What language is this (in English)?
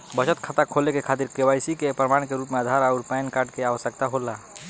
Bhojpuri